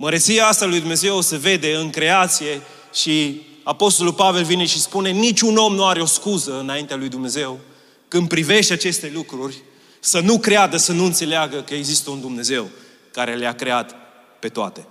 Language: Romanian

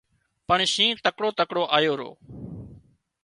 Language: Wadiyara Koli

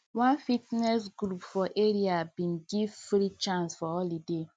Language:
Nigerian Pidgin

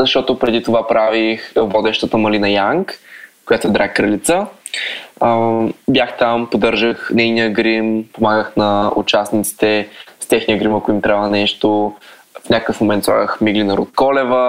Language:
Bulgarian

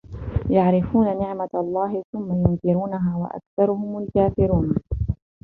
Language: Arabic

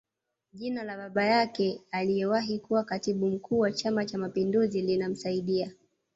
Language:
Swahili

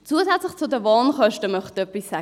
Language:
Swiss German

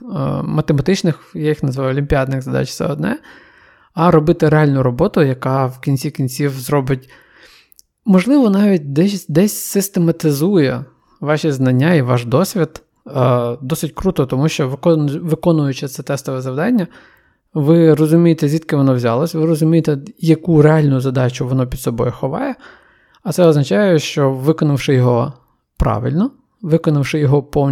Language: Ukrainian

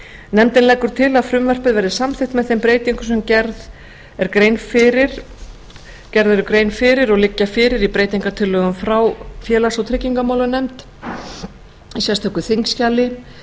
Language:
Icelandic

